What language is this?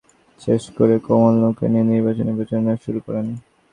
Bangla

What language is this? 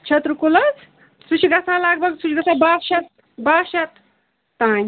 Kashmiri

